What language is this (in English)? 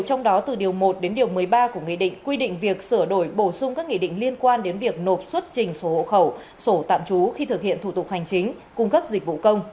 Vietnamese